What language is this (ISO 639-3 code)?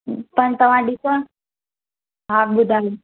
snd